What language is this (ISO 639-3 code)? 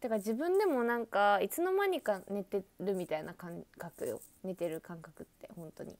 jpn